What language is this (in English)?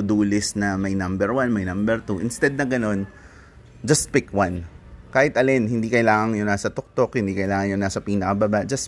Filipino